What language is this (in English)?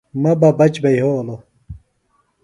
Phalura